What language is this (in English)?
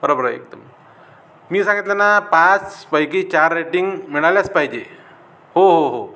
Marathi